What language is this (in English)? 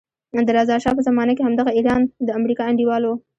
Pashto